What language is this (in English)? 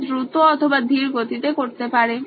Bangla